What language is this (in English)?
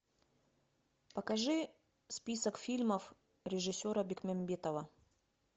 Russian